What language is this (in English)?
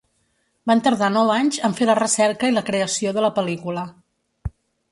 Catalan